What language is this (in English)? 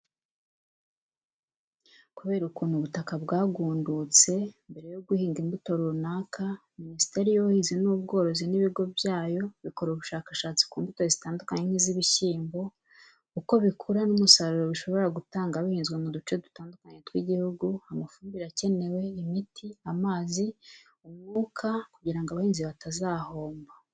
Kinyarwanda